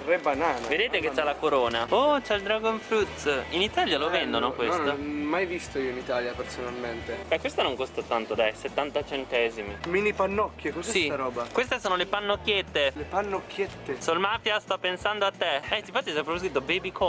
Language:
Italian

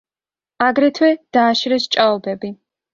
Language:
Georgian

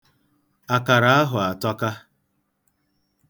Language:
Igbo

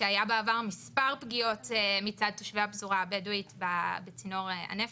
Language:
Hebrew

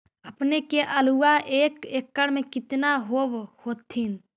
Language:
Magahi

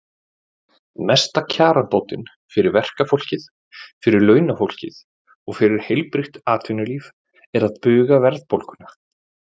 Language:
Icelandic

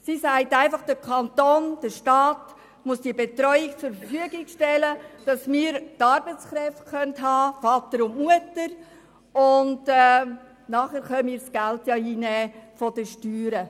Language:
Swiss German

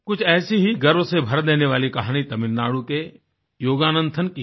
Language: Hindi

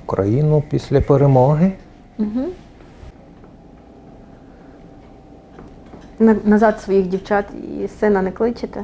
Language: Ukrainian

